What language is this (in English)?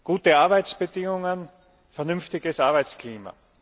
German